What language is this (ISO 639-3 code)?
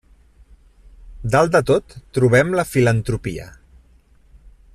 cat